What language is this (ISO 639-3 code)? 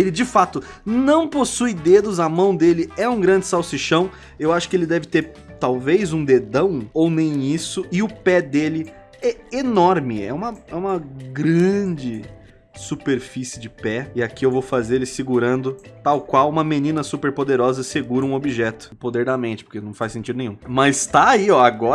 por